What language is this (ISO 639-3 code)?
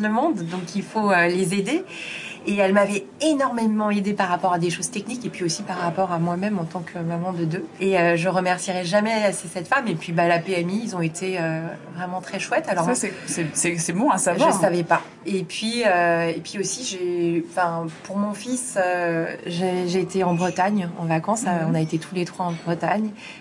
fra